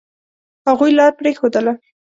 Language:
Pashto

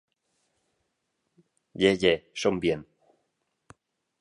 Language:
Romansh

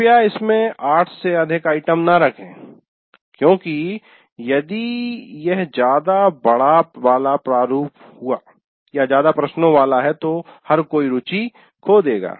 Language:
Hindi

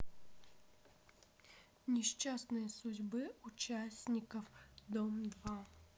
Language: Russian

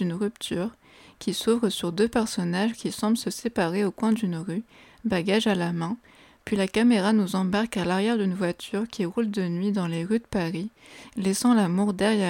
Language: French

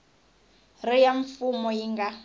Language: Tsonga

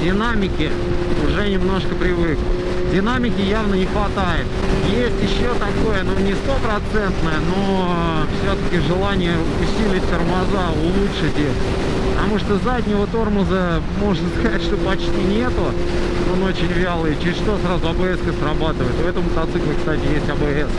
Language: Russian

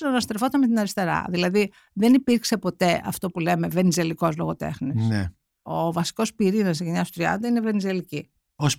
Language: Greek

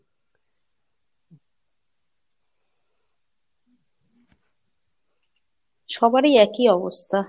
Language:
Bangla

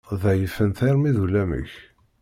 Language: Kabyle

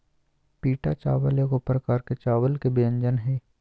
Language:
Magahi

